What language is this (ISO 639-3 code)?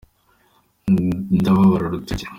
kin